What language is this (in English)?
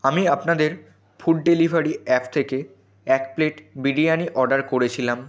Bangla